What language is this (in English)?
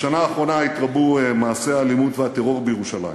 Hebrew